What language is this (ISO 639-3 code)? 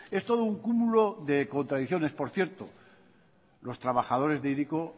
spa